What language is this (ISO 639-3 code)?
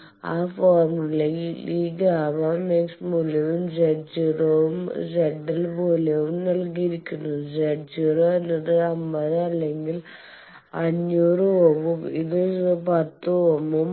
mal